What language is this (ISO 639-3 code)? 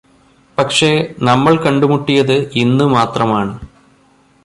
mal